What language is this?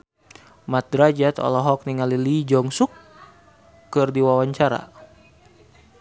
Sundanese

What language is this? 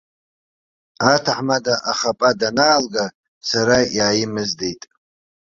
Abkhazian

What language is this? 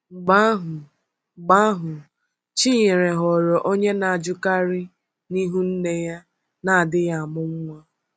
Igbo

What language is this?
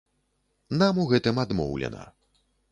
Belarusian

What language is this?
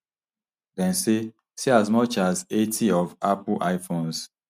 Nigerian Pidgin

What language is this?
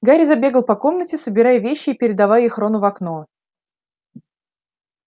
Russian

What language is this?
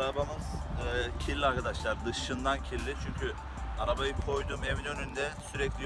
Turkish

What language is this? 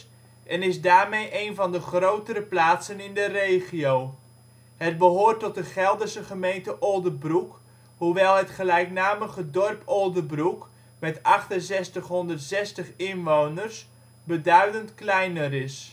Dutch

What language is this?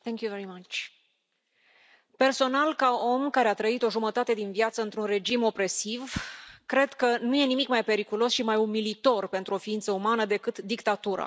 Romanian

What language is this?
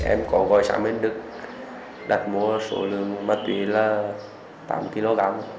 Vietnamese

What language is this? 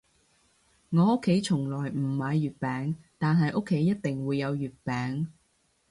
Cantonese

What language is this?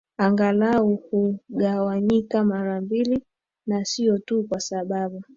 Swahili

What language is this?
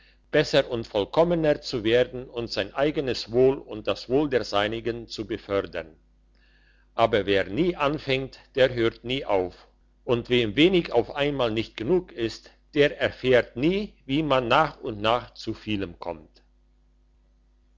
German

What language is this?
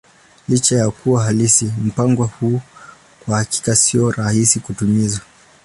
Swahili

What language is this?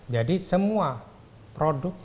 Indonesian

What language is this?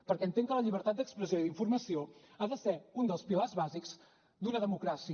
Catalan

